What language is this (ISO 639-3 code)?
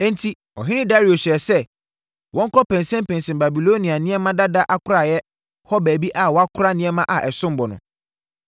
aka